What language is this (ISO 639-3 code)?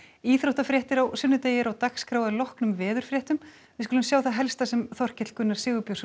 isl